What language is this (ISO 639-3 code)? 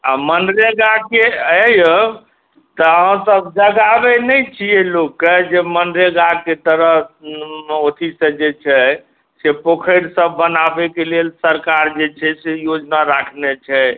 mai